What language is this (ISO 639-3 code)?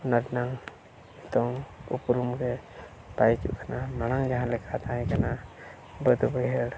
sat